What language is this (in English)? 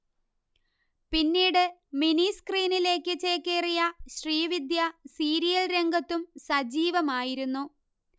Malayalam